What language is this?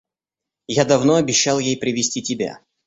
Russian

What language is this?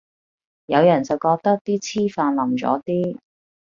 Cantonese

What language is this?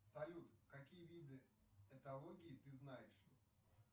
Russian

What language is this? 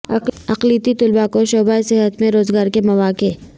Urdu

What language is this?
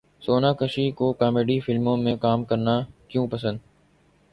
Urdu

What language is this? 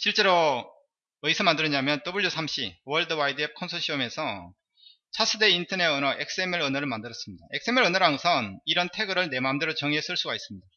Korean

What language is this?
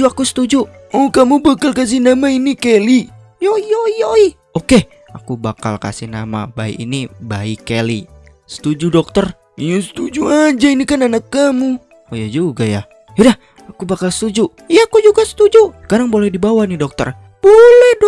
Indonesian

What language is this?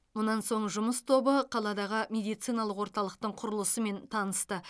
Kazakh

